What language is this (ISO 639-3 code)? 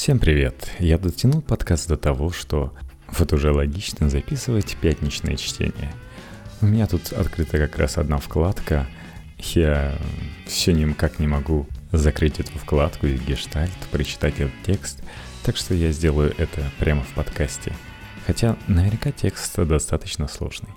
rus